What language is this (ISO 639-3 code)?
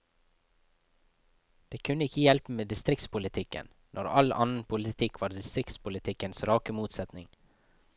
nor